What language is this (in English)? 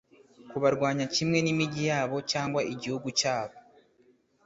Kinyarwanda